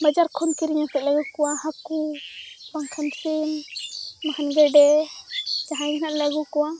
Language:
Santali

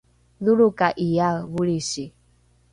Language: Rukai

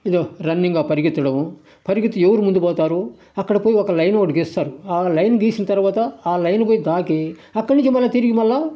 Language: Telugu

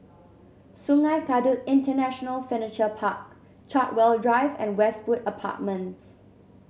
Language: English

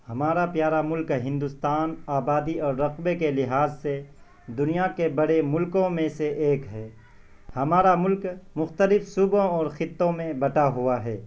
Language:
Urdu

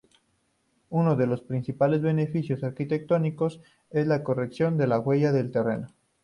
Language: Spanish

